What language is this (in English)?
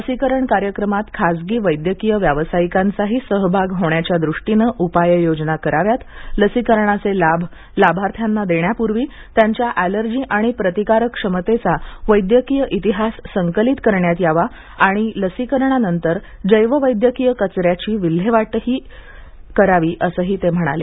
Marathi